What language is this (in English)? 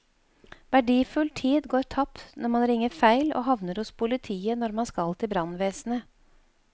Norwegian